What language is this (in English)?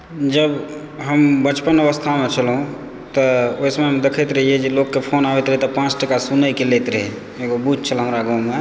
Maithili